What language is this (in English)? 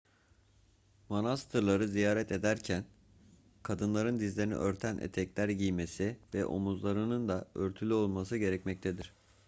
Turkish